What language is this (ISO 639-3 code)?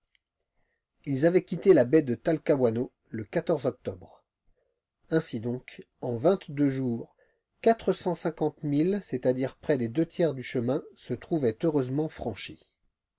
fra